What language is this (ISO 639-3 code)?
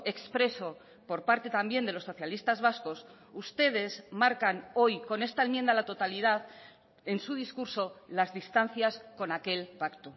spa